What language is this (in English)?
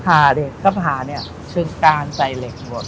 Thai